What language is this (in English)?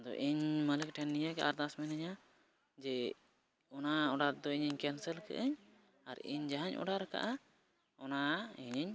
Santali